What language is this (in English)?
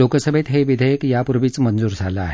Marathi